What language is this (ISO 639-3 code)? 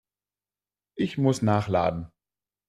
deu